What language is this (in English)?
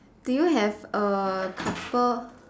English